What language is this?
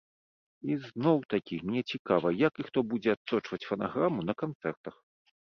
Belarusian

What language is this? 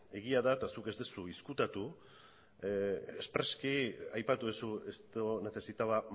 Basque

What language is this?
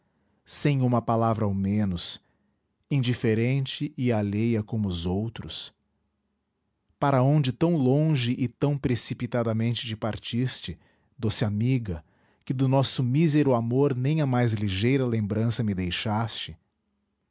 Portuguese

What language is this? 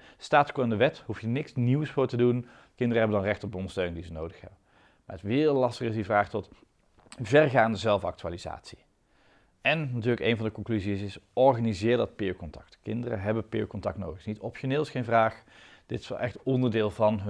Dutch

